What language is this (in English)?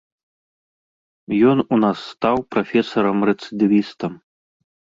Belarusian